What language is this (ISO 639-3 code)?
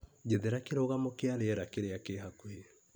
kik